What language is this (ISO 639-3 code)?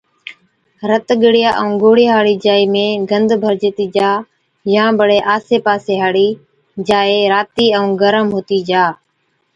odk